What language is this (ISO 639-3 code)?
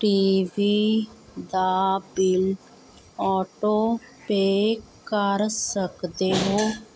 pan